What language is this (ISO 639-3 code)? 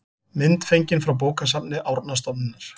isl